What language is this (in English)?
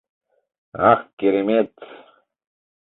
Mari